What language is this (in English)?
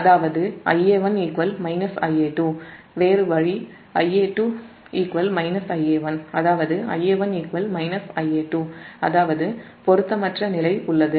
Tamil